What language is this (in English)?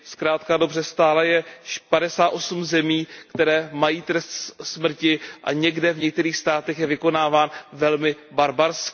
Czech